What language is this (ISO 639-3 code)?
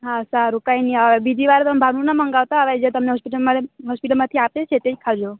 guj